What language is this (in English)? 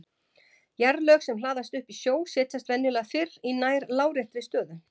Icelandic